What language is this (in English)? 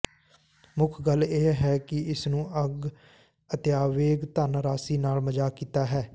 Punjabi